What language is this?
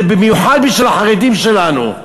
Hebrew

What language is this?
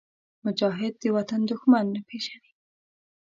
Pashto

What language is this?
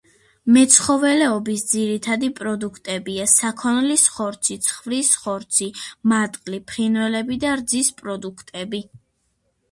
Georgian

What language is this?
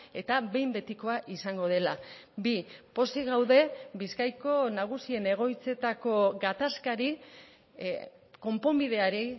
Basque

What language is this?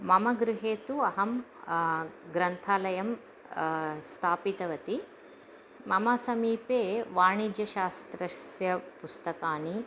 Sanskrit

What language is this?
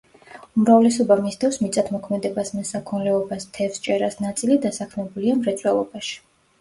Georgian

